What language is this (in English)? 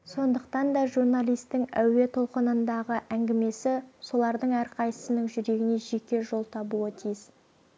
Kazakh